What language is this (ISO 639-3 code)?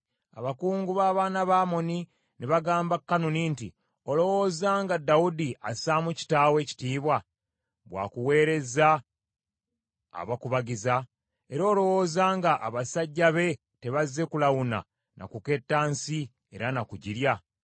lug